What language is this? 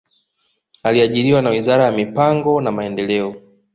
Swahili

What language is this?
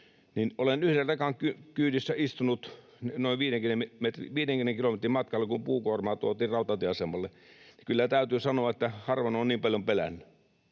Finnish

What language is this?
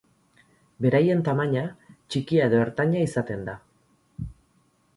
Basque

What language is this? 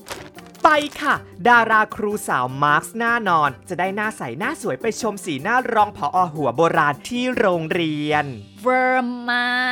Thai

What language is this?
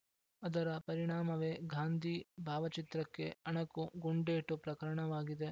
Kannada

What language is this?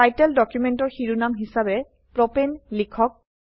Assamese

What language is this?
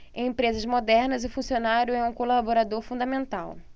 Portuguese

